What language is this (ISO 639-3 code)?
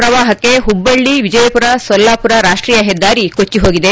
kan